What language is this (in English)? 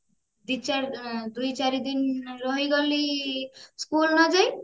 Odia